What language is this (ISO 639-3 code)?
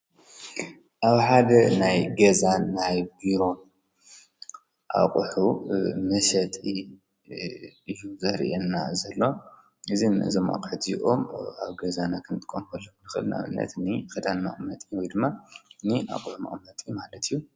tir